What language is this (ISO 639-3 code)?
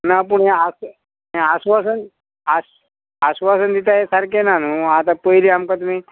kok